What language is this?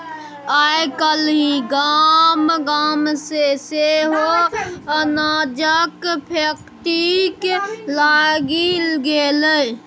Maithili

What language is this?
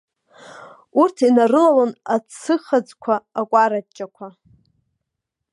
Abkhazian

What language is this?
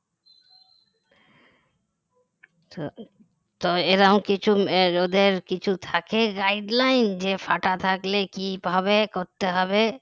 Bangla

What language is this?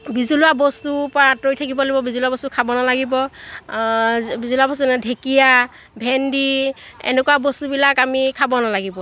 Assamese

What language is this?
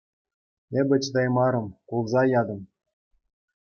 Chuvash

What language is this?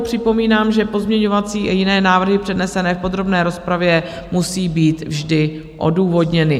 Czech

